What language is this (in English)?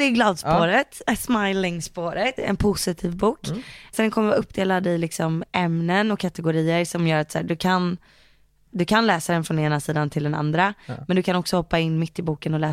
Swedish